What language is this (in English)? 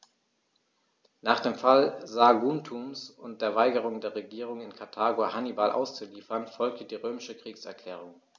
German